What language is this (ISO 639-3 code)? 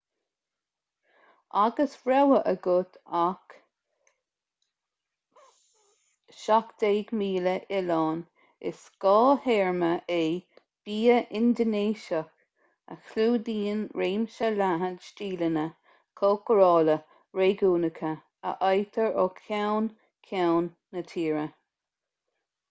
gle